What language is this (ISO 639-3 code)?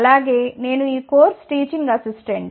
tel